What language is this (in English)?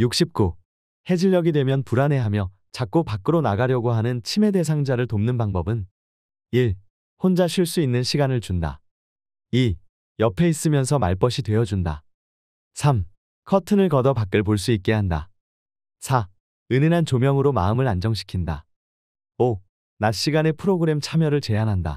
Korean